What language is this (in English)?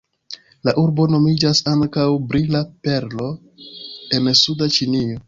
Esperanto